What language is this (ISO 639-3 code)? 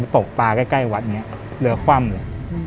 tha